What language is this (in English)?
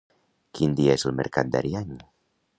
Catalan